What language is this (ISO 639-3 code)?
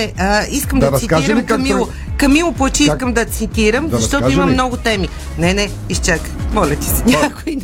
bul